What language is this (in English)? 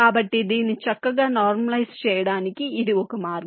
Telugu